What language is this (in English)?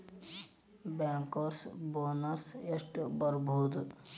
Kannada